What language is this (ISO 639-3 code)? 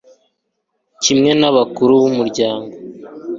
kin